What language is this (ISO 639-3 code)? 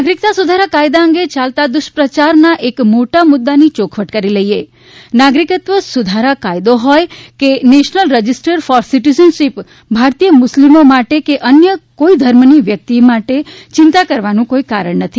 guj